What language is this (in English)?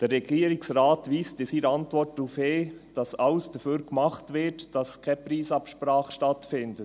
Swiss German